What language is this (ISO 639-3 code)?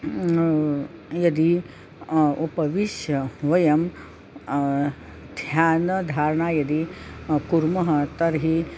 san